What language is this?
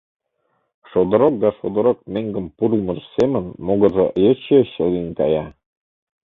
Mari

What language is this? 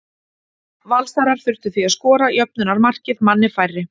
Icelandic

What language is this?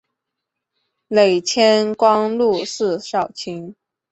Chinese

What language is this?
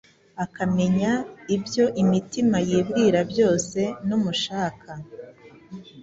Kinyarwanda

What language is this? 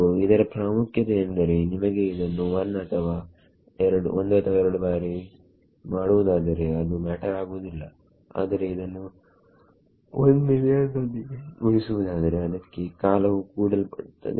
Kannada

